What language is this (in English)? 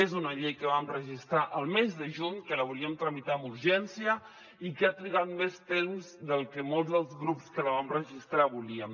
Catalan